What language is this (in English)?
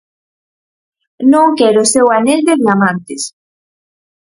Galician